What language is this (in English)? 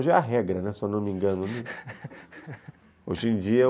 Portuguese